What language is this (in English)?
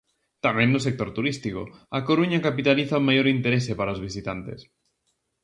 Galician